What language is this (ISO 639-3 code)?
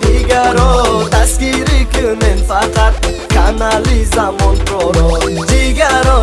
tur